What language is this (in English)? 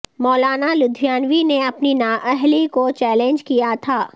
Urdu